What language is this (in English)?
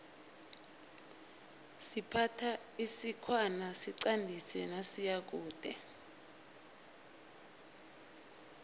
South Ndebele